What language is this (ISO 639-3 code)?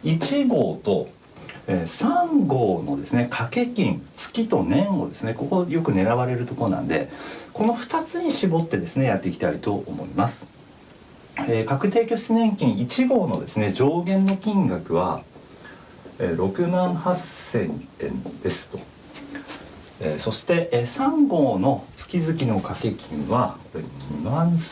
jpn